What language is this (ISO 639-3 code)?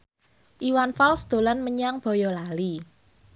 jav